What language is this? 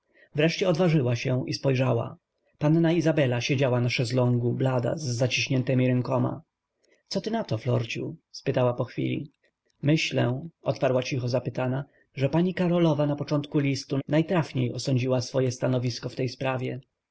Polish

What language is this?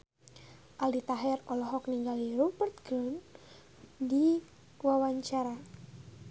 Sundanese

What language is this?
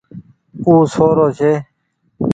Goaria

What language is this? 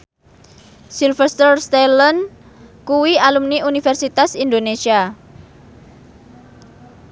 Javanese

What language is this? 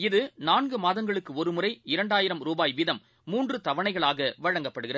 Tamil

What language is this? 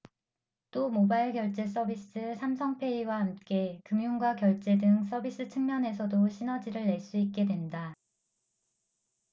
Korean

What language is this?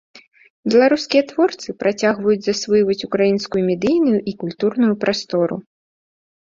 Belarusian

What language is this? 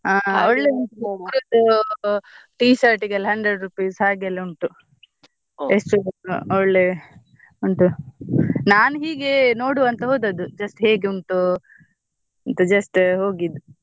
Kannada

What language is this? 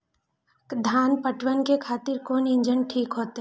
Maithili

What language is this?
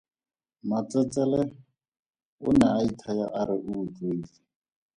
Tswana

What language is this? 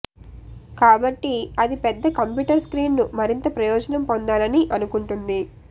Telugu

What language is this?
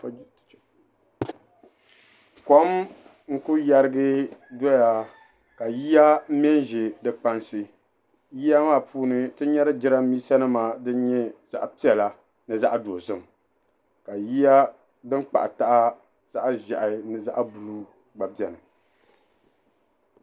Dagbani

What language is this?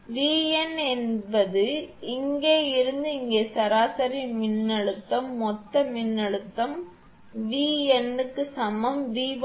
Tamil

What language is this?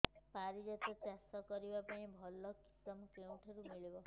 Odia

